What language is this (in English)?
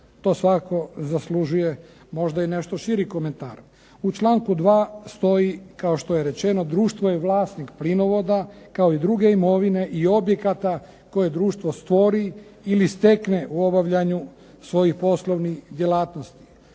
Croatian